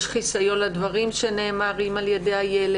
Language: Hebrew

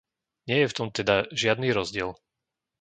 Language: Slovak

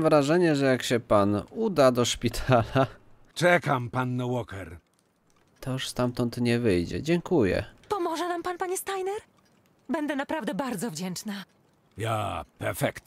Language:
Polish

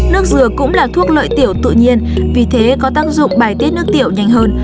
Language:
Vietnamese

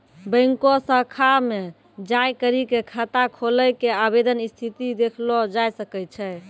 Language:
Maithili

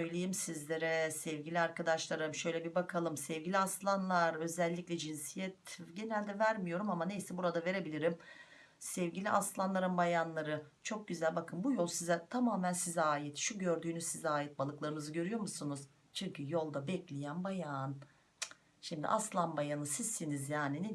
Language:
Turkish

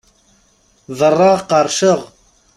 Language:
Kabyle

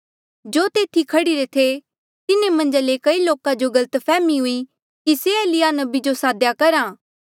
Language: Mandeali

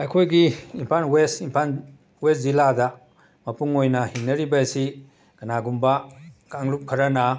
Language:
Manipuri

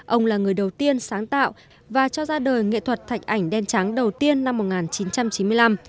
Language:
Vietnamese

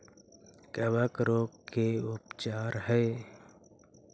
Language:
Magahi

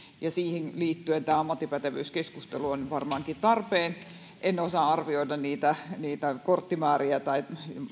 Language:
Finnish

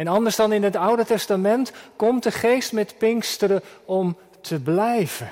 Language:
Dutch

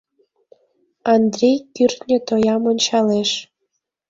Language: Mari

